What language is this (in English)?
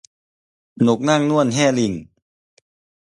Thai